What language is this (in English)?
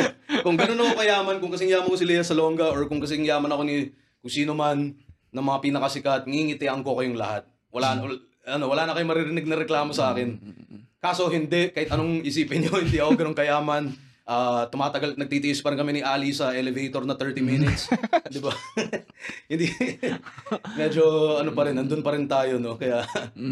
Filipino